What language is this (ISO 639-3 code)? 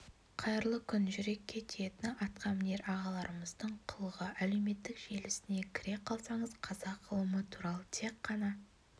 kaz